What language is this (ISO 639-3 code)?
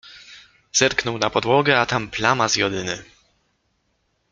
pol